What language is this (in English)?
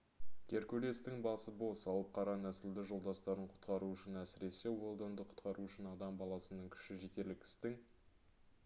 Kazakh